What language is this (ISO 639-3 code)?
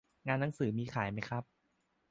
tha